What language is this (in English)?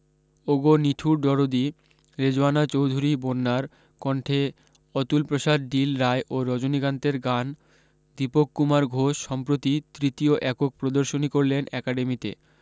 Bangla